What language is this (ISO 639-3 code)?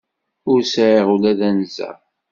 kab